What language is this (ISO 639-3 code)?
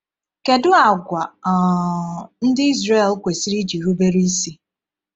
ibo